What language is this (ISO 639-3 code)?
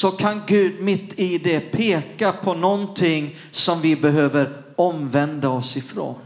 swe